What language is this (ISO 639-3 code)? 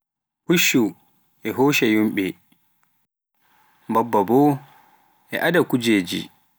fuf